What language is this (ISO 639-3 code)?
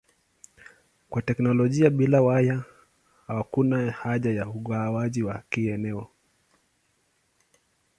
swa